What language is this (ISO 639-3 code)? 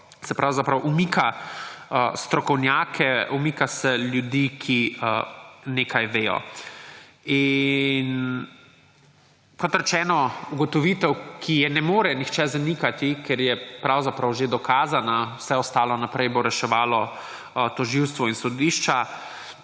slv